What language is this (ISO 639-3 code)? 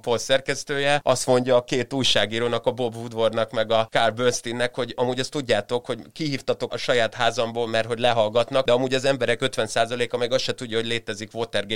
hun